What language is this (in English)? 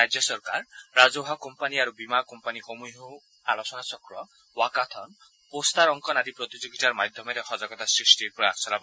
Assamese